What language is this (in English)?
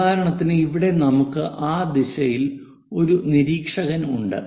Malayalam